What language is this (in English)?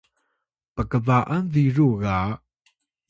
Atayal